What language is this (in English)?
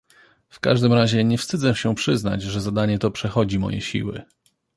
Polish